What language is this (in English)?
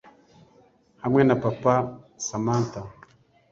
Kinyarwanda